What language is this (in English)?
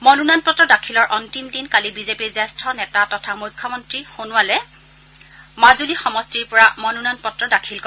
Assamese